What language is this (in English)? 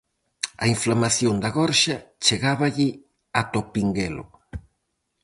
Galician